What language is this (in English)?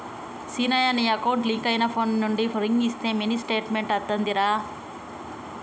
Telugu